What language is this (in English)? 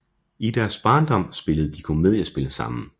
Danish